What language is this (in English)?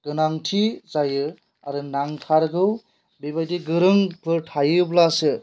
Bodo